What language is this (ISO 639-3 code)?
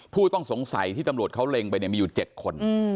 tha